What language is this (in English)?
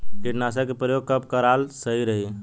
Bhojpuri